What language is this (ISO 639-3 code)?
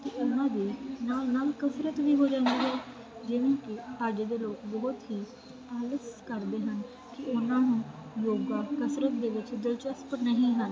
pan